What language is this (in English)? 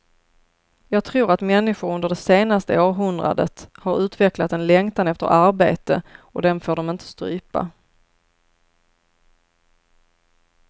Swedish